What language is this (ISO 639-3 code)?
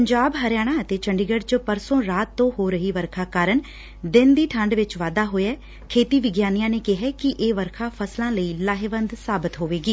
pan